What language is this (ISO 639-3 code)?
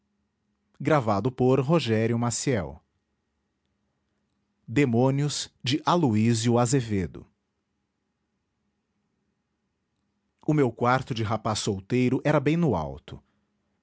por